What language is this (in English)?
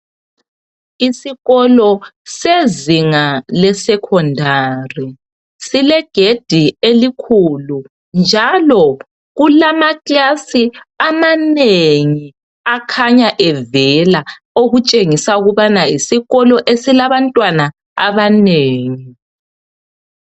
North Ndebele